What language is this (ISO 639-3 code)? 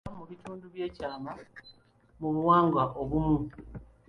lug